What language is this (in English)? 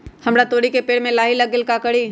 Magahi